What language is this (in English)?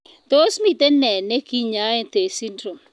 Kalenjin